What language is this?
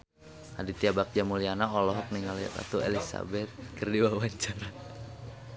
Sundanese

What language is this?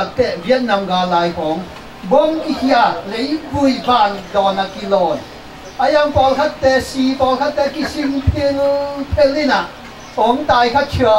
Thai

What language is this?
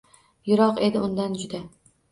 Uzbek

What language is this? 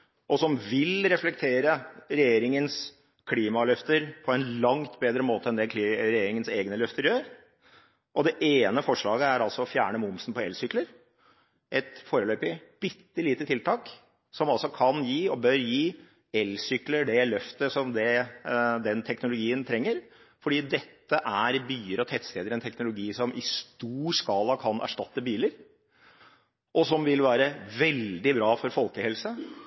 Norwegian Bokmål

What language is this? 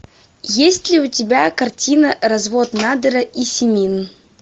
Russian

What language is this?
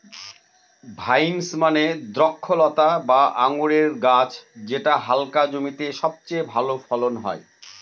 Bangla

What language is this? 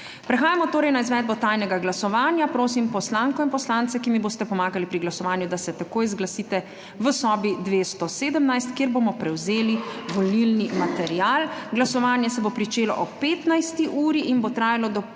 Slovenian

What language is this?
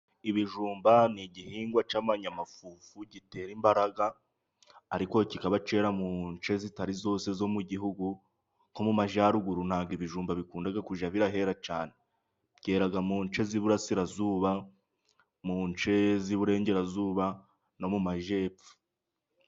Kinyarwanda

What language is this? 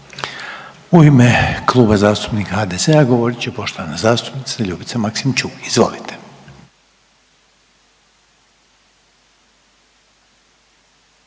Croatian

